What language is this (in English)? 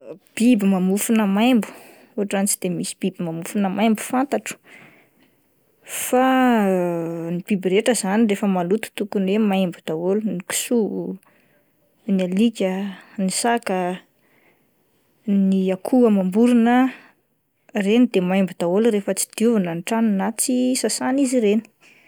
Malagasy